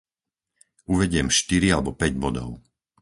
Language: Slovak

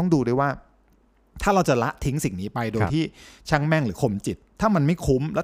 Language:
Thai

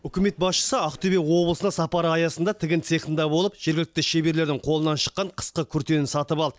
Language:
Kazakh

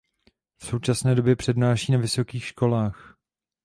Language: Czech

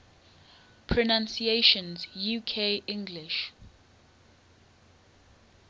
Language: English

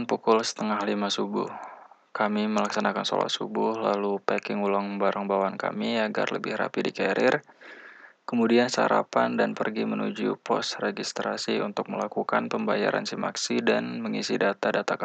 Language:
Indonesian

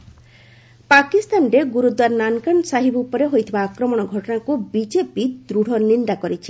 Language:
Odia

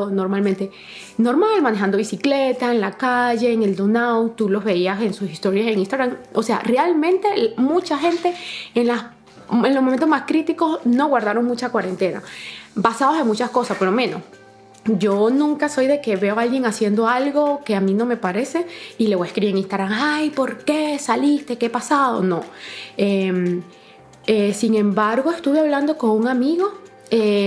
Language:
Spanish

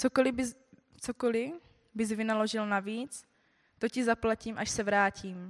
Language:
Czech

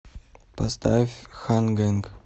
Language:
Russian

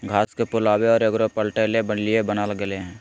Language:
Magahi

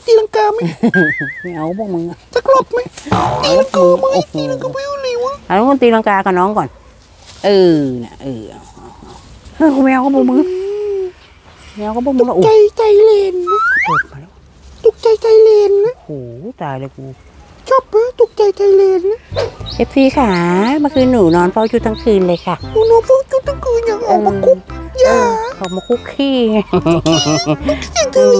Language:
Thai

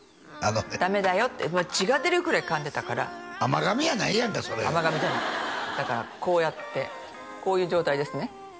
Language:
Japanese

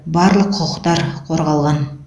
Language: Kazakh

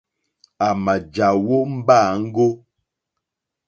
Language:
Mokpwe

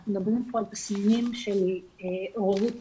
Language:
Hebrew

